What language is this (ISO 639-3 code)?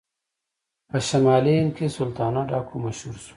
pus